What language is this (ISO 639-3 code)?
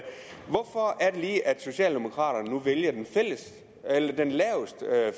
dan